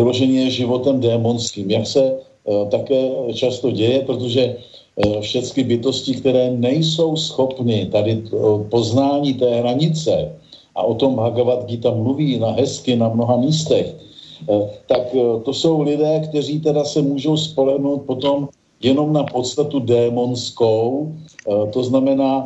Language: Czech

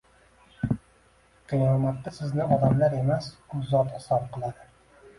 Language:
Uzbek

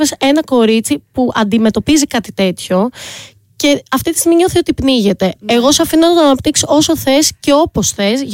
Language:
Greek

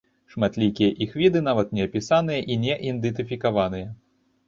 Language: Belarusian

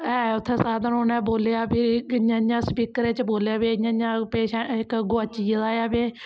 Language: Dogri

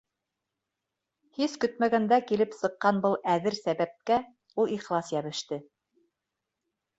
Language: Bashkir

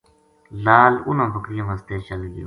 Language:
Gujari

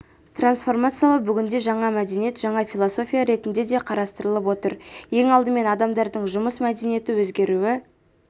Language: Kazakh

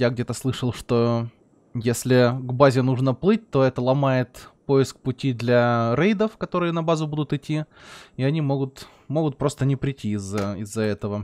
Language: Russian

